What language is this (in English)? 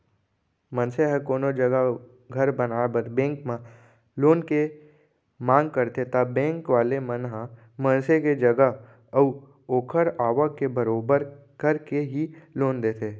Chhattisgarhi